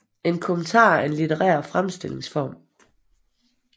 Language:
Danish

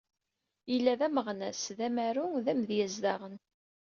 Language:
Kabyle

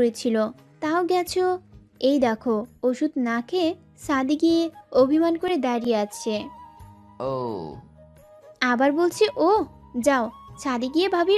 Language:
Bangla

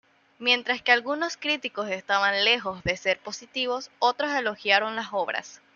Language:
Spanish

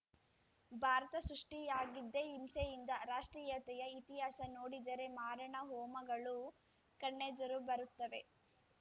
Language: Kannada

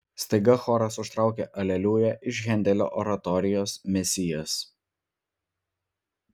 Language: Lithuanian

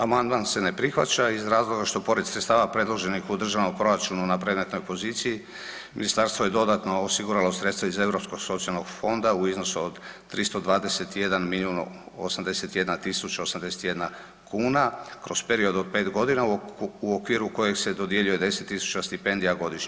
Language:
Croatian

